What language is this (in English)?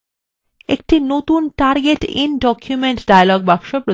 Bangla